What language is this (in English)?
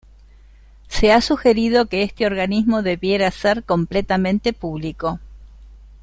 Spanish